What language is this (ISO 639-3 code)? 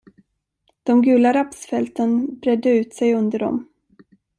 swe